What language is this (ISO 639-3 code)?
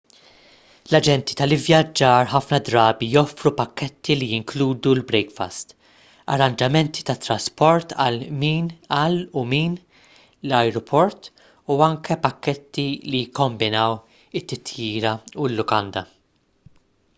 mlt